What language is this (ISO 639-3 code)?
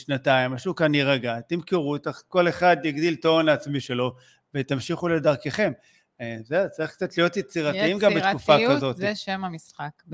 heb